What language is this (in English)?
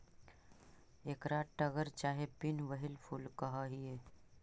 Magahi